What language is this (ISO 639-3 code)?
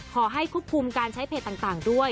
tha